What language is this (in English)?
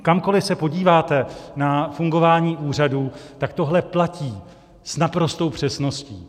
Czech